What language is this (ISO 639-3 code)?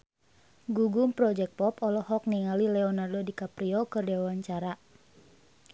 sun